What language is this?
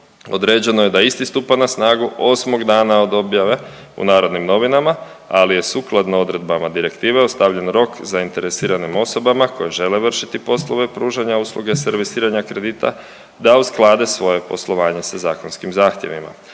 Croatian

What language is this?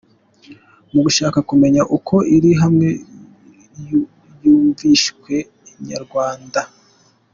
Kinyarwanda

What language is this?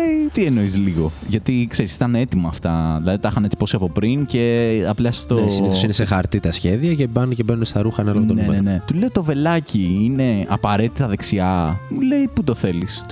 Greek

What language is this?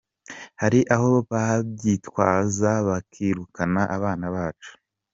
Kinyarwanda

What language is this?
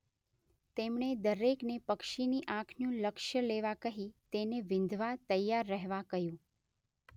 Gujarati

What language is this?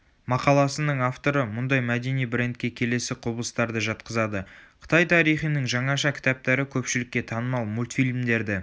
Kazakh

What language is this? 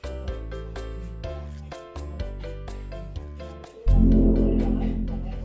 Japanese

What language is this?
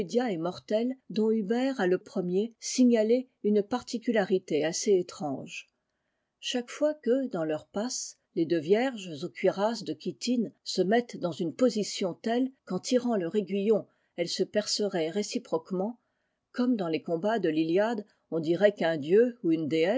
French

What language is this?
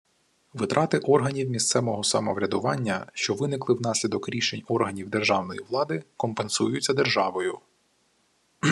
Ukrainian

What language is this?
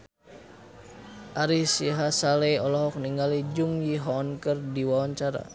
Sundanese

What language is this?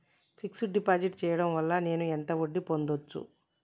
Telugu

